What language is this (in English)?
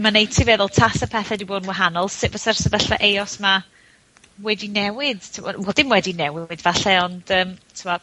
Welsh